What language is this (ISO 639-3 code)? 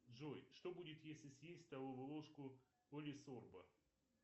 rus